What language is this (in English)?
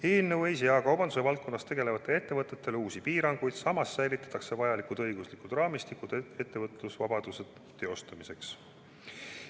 Estonian